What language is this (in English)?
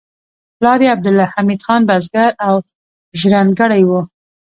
Pashto